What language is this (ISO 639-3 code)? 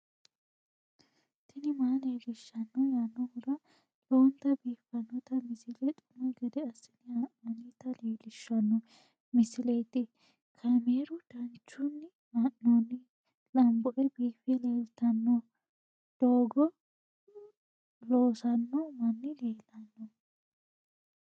sid